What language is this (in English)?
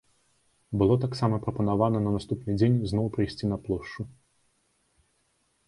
Belarusian